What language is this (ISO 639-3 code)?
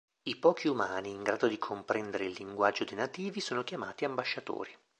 ita